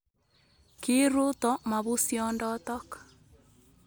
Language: Kalenjin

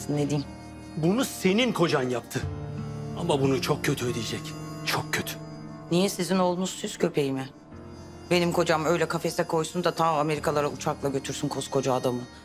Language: Turkish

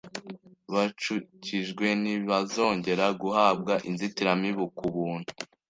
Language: Kinyarwanda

